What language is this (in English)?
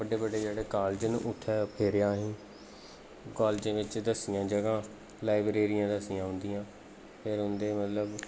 Dogri